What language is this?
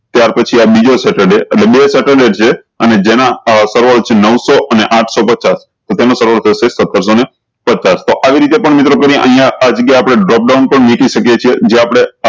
Gujarati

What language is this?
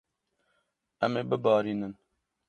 Kurdish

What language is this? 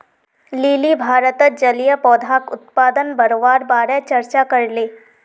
Magahi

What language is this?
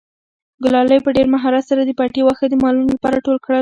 Pashto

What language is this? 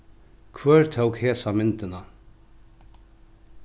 Faroese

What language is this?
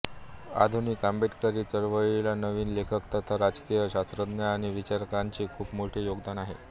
Marathi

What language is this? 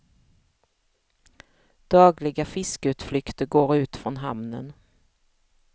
Swedish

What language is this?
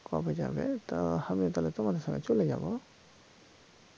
Bangla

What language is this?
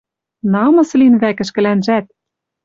Western Mari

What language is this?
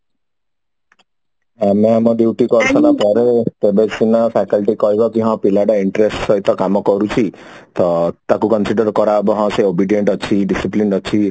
Odia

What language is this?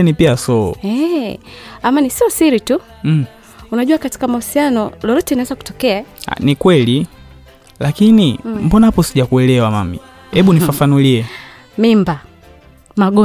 Swahili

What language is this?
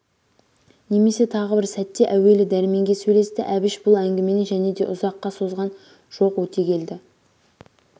Kazakh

